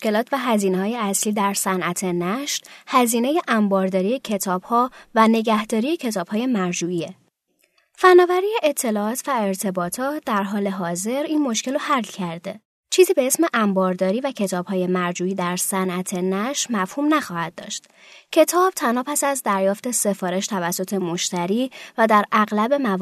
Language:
Persian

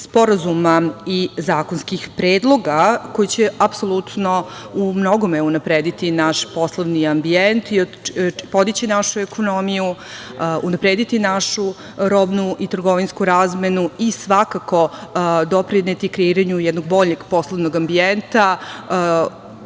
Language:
Serbian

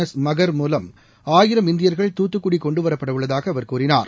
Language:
Tamil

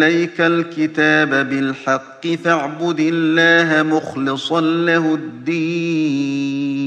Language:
Arabic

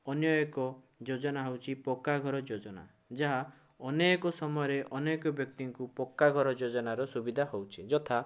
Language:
Odia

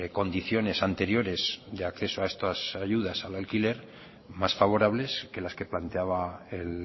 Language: Spanish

